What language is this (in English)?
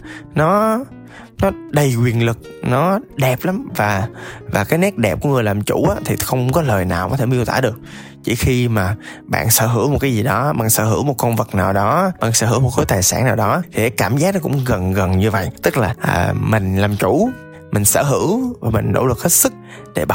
Vietnamese